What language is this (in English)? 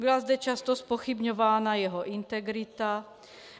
Czech